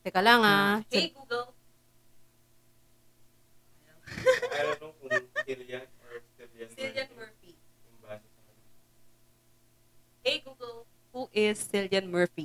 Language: Filipino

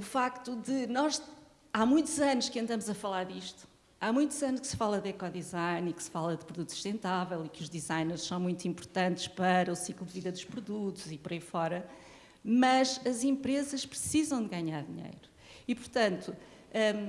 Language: Portuguese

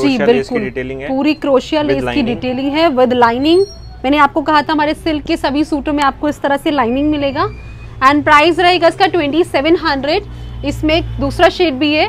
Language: Hindi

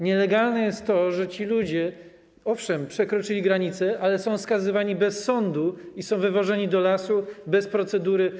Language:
Polish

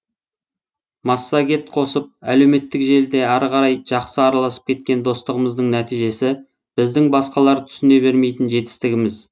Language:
Kazakh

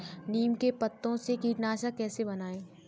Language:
Hindi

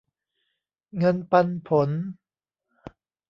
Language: Thai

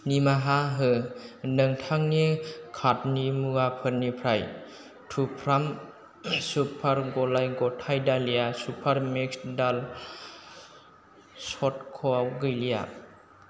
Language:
Bodo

